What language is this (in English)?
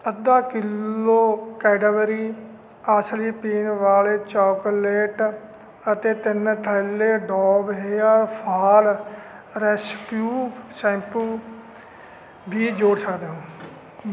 Punjabi